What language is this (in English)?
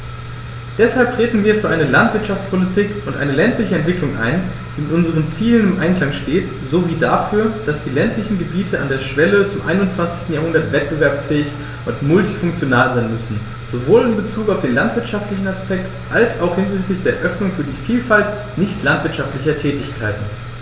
German